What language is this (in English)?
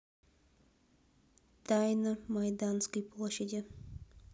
Russian